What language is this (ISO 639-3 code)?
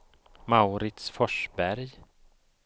swe